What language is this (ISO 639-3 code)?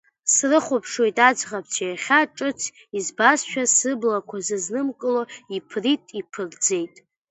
abk